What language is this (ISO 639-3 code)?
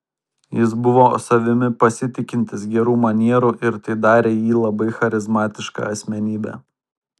lit